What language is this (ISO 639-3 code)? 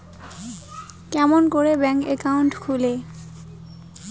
ben